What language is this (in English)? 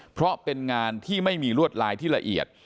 Thai